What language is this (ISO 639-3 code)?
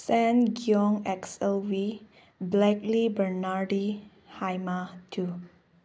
mni